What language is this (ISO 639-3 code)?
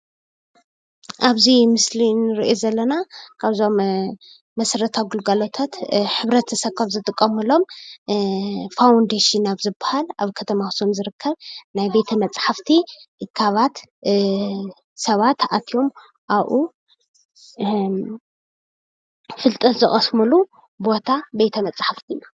tir